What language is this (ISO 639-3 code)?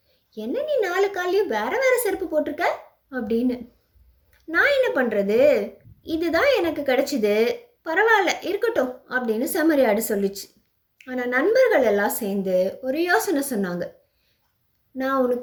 tam